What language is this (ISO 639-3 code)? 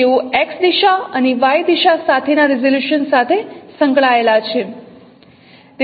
guj